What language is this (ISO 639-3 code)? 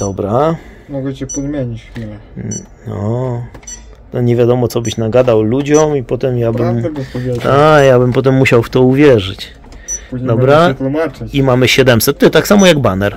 pol